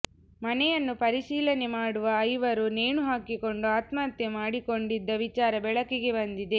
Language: Kannada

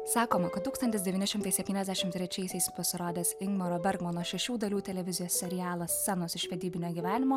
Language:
Lithuanian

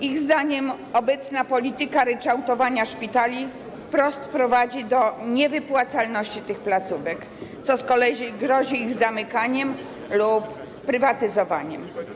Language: Polish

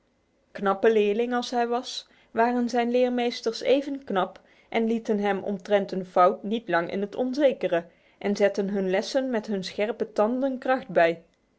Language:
Dutch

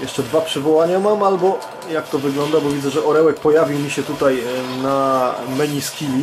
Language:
Polish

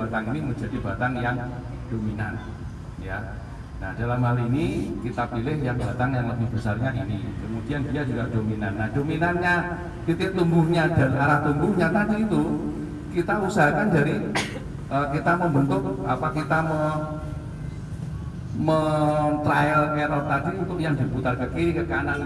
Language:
Indonesian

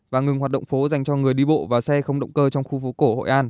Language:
Vietnamese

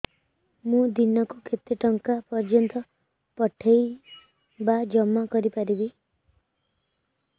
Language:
Odia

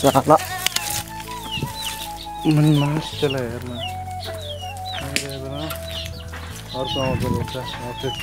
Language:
Arabic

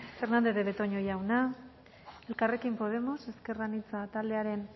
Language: Basque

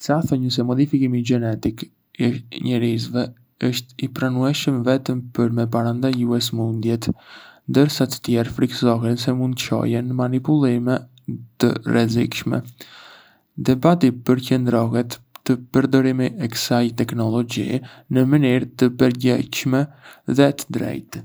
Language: Arbëreshë Albanian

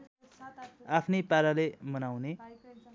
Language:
Nepali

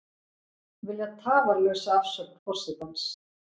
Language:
Icelandic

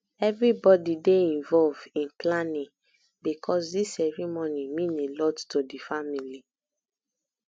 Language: Nigerian Pidgin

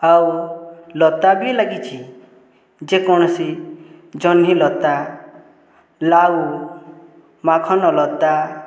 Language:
Odia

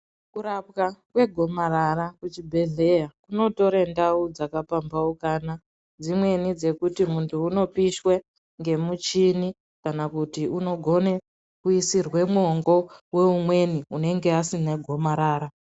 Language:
Ndau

